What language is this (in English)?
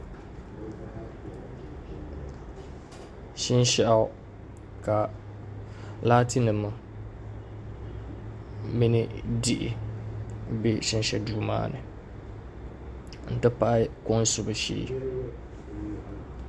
Dagbani